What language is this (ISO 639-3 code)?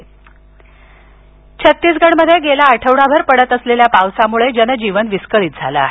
mar